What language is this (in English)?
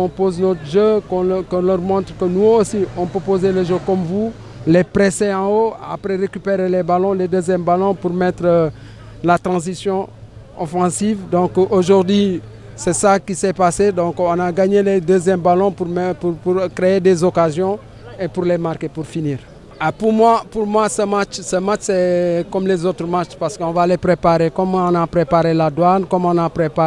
French